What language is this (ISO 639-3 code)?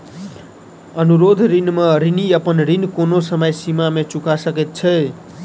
mai